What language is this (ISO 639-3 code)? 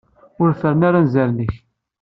kab